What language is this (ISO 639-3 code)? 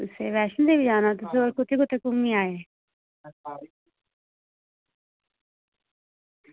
doi